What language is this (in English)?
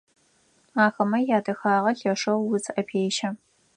Adyghe